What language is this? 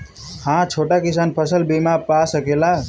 Bhojpuri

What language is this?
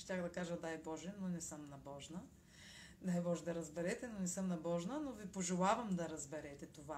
Bulgarian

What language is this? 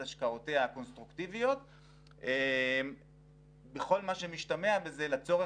Hebrew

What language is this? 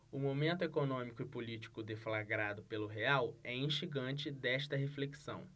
Portuguese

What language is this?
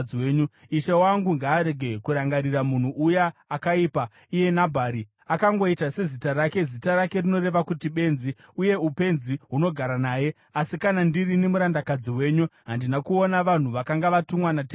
Shona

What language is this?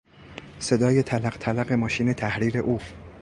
Persian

